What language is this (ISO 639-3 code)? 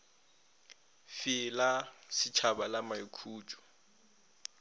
nso